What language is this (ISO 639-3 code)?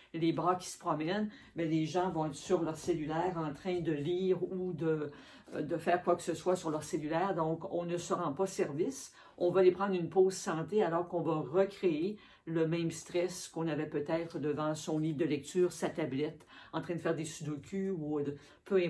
fra